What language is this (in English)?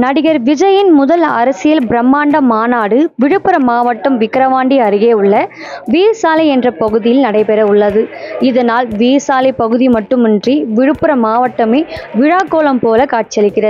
Arabic